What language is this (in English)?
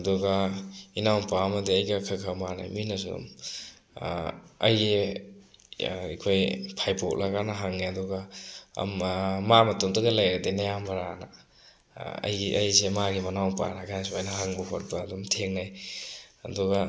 Manipuri